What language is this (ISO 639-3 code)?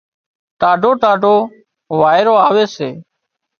kxp